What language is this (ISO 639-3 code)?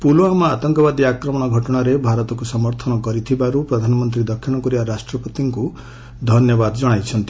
ori